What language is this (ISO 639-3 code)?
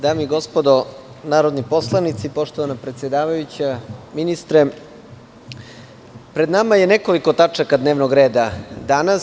srp